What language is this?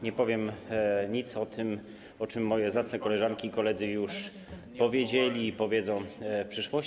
Polish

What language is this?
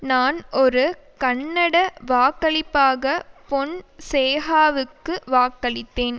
Tamil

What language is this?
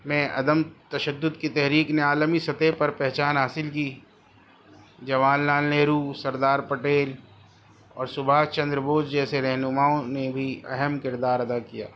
Urdu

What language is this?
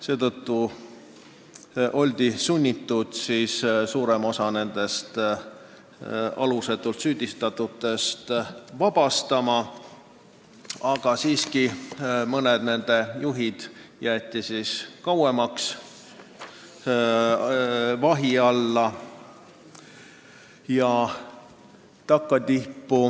Estonian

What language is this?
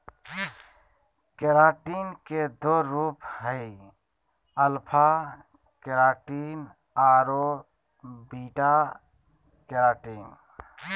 Magahi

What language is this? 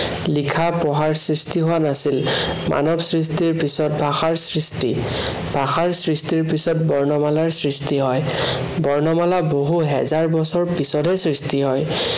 Assamese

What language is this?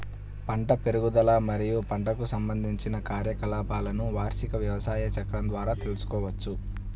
Telugu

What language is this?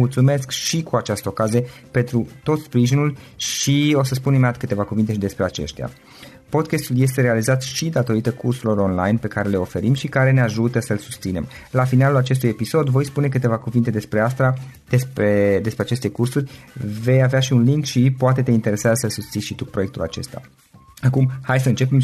Romanian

